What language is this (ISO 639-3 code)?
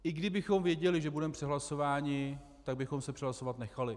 ces